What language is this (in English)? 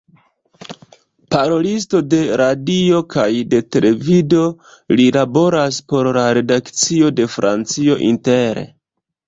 Esperanto